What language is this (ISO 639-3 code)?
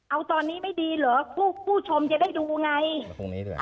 tha